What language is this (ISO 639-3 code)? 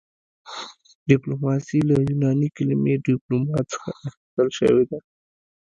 pus